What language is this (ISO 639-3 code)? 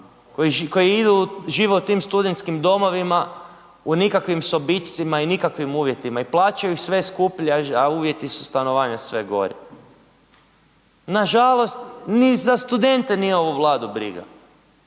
hrv